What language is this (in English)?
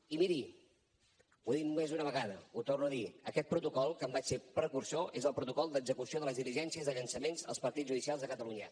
Catalan